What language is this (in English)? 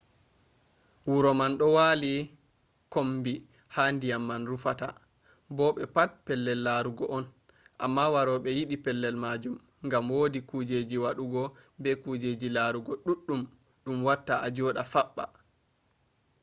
Fula